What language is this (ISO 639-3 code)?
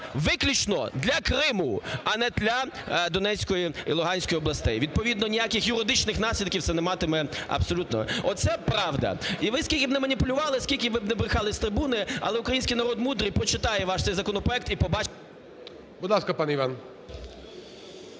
ukr